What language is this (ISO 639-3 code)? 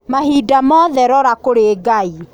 kik